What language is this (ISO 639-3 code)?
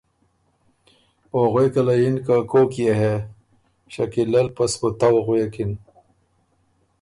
oru